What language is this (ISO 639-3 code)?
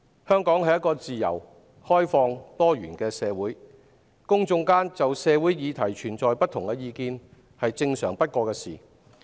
yue